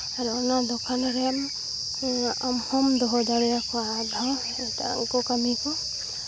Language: Santali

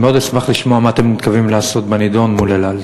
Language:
Hebrew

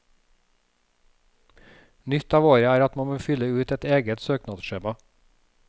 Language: Norwegian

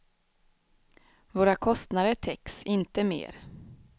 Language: Swedish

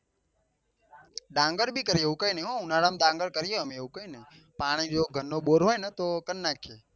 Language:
Gujarati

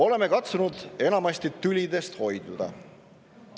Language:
Estonian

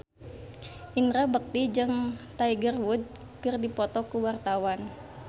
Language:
Sundanese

